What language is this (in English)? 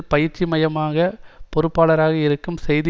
Tamil